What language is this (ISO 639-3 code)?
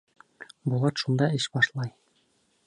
bak